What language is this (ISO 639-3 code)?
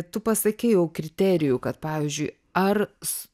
lit